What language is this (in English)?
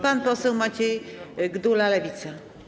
Polish